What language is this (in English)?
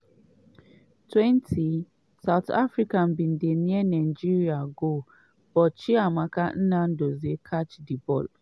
Nigerian Pidgin